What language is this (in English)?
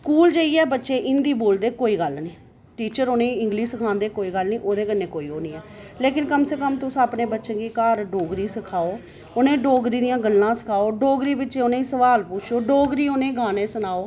Dogri